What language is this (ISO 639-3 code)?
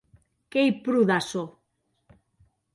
oci